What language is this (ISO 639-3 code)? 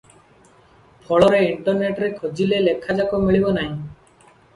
ori